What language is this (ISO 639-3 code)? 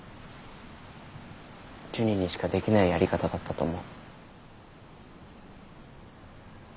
jpn